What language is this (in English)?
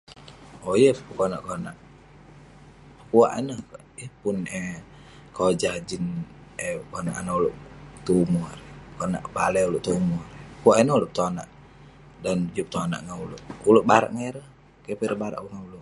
Western Penan